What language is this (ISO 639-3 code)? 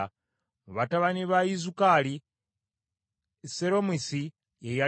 lug